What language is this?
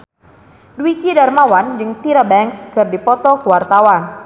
Sundanese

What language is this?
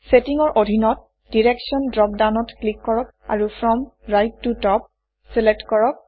Assamese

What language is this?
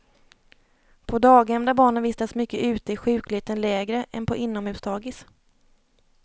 Swedish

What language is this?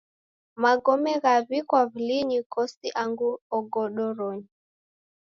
Taita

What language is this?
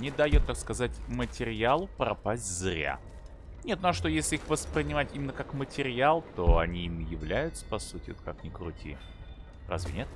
Russian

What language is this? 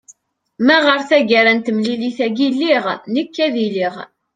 Kabyle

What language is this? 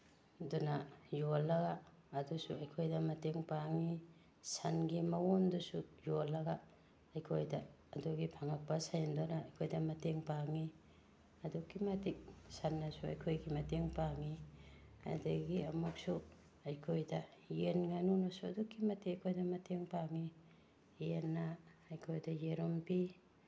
Manipuri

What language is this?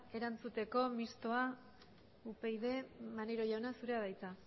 Basque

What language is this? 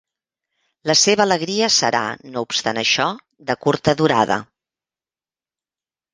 Catalan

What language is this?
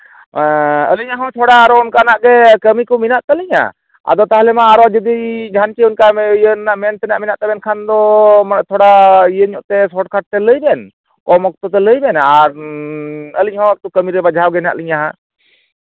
Santali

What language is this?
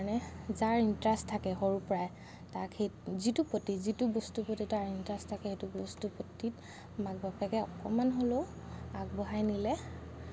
Assamese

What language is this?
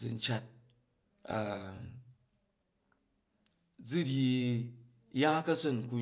Jju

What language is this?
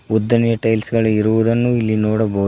Kannada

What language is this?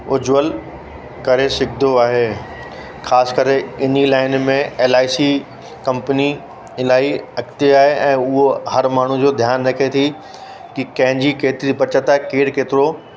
Sindhi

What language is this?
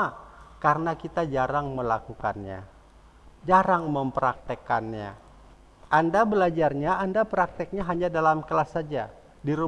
Indonesian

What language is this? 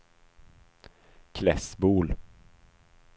Swedish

